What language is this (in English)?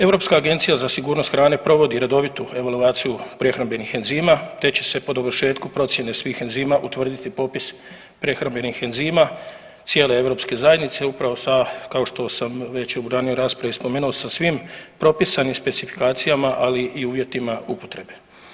Croatian